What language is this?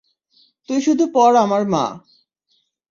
Bangla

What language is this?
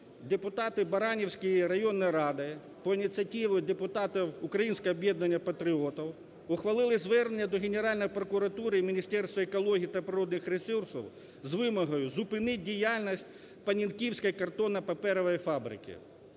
Ukrainian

